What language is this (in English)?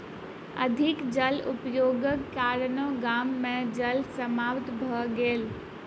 Maithili